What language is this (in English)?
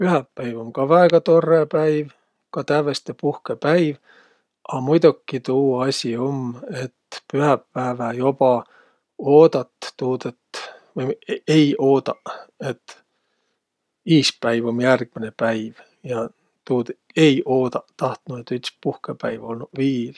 Võro